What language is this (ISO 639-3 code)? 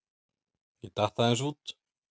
isl